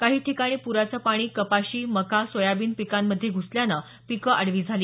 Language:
Marathi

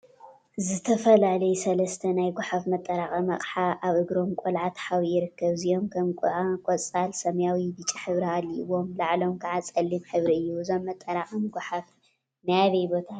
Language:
Tigrinya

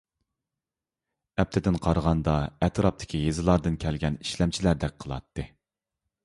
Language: Uyghur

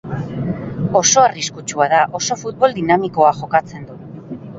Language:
Basque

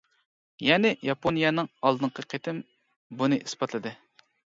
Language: Uyghur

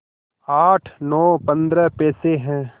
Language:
Hindi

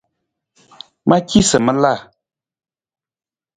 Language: Nawdm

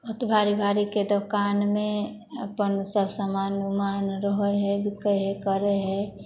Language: Maithili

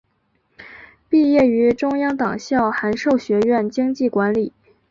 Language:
Chinese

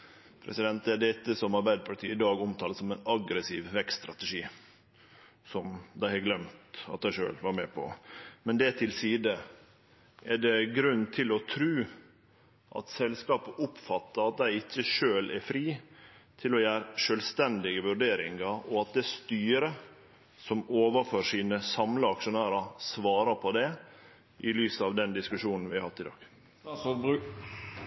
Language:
Norwegian Nynorsk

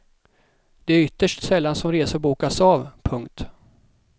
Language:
Swedish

